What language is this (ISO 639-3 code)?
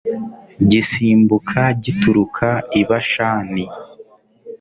kin